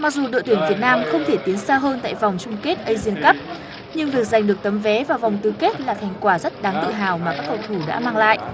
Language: Vietnamese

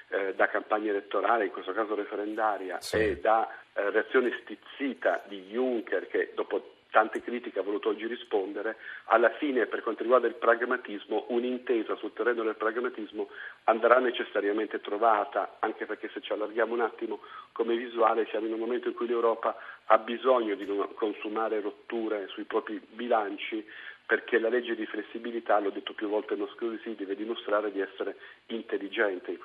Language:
Italian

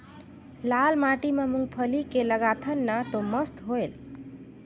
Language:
Chhattisgarhi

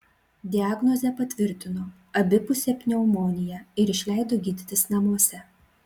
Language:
Lithuanian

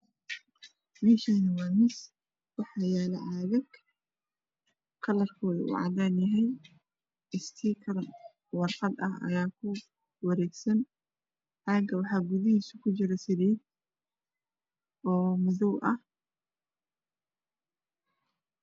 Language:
Somali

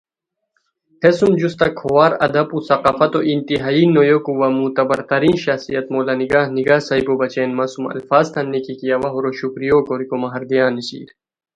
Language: Khowar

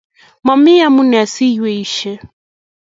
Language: Kalenjin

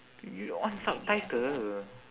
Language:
English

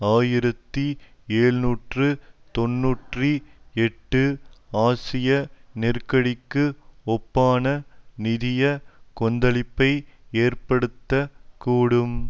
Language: Tamil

